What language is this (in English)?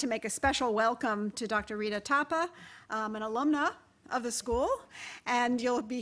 English